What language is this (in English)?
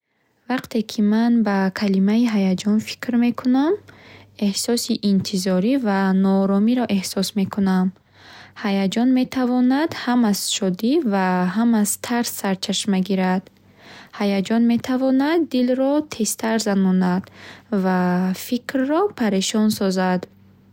Bukharic